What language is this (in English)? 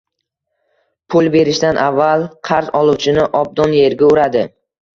Uzbek